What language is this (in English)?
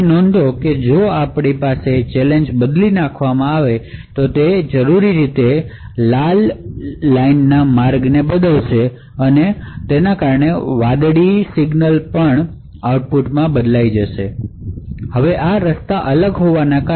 Gujarati